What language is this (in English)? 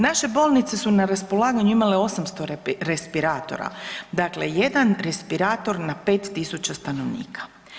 Croatian